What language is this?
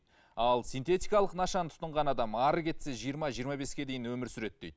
Kazakh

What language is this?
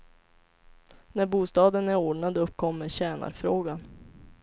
Swedish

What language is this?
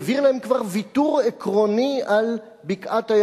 Hebrew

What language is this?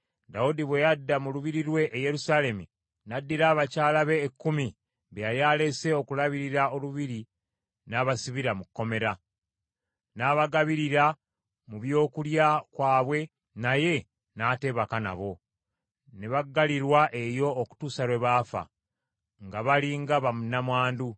Ganda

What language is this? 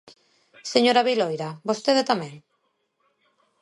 Galician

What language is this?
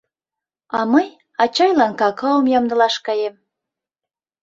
Mari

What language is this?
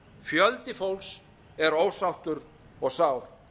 Icelandic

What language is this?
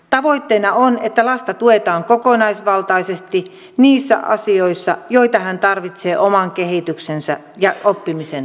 Finnish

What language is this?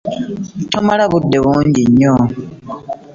Ganda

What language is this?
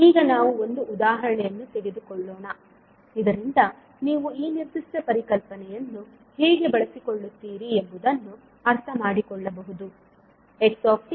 Kannada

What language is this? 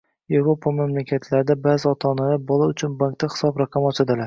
Uzbek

